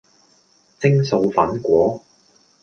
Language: Cantonese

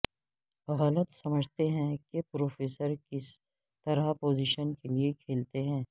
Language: Urdu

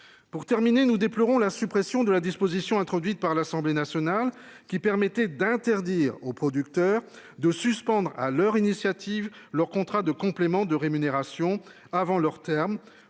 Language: French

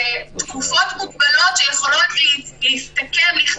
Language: Hebrew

